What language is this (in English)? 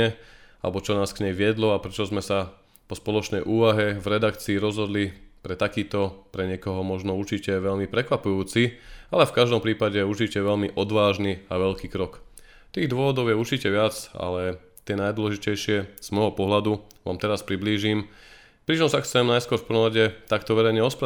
Slovak